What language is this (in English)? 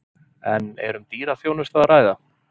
Icelandic